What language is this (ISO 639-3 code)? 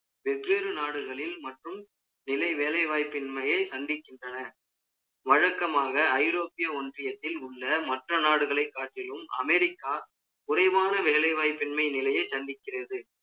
tam